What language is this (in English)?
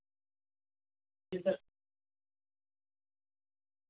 Urdu